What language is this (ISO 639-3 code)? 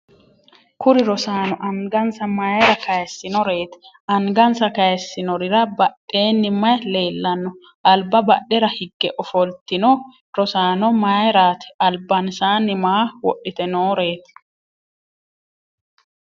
sid